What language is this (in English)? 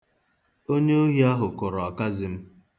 Igbo